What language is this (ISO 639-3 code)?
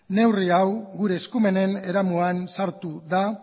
eus